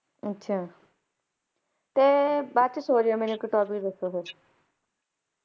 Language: Punjabi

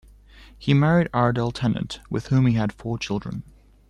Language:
English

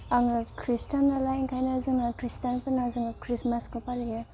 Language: Bodo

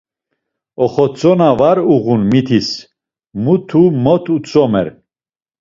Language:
Laz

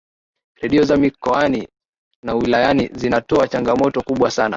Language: Swahili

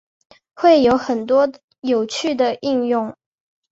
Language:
Chinese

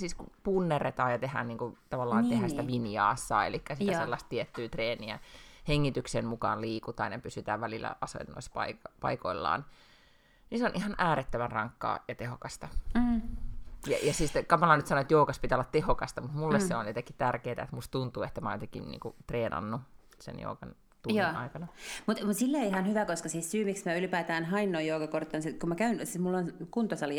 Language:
Finnish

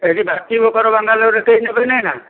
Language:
Odia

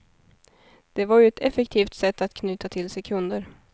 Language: Swedish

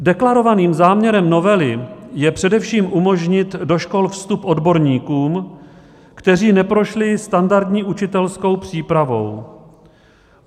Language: Czech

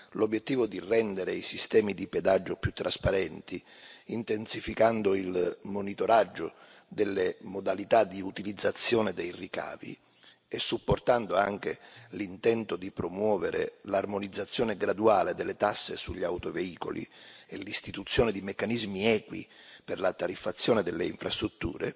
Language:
Italian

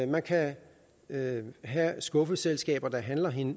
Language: Danish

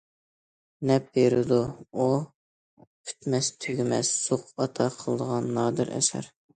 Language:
Uyghur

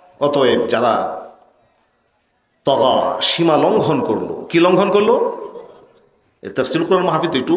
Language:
Bangla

